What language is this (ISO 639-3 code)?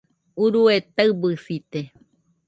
hux